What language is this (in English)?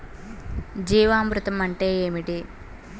Telugu